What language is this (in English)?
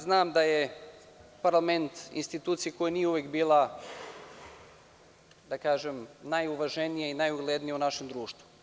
Serbian